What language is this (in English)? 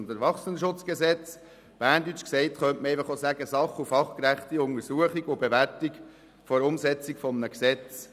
Swiss German